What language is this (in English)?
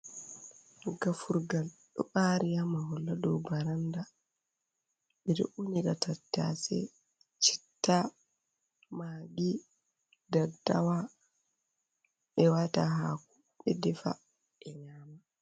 Fula